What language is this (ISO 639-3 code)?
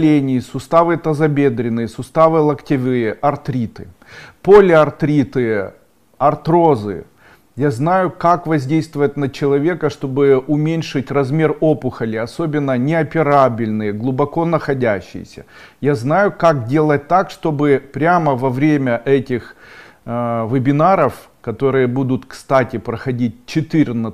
rus